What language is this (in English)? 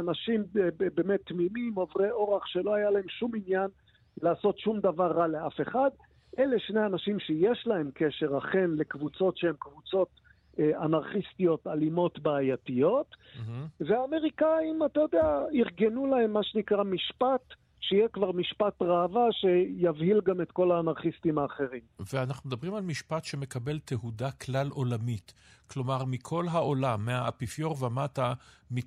Hebrew